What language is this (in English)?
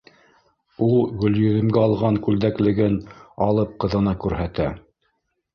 Bashkir